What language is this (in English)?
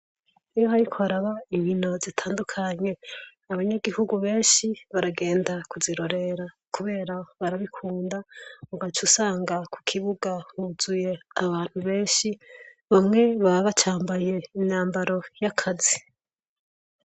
Rundi